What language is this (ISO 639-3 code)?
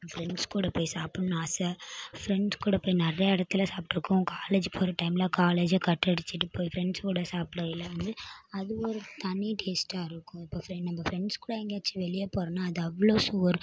tam